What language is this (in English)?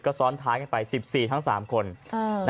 Thai